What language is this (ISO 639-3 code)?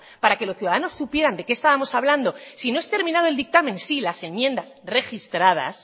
spa